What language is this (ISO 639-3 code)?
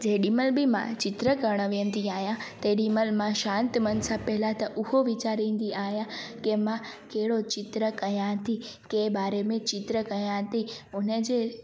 snd